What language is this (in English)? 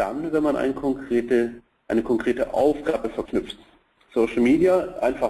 German